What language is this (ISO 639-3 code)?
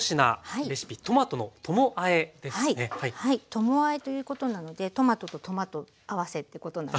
jpn